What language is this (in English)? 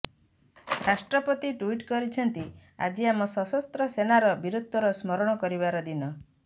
Odia